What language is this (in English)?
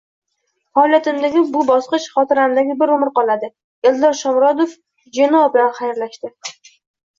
Uzbek